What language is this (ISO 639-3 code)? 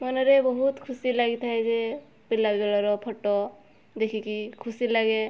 ori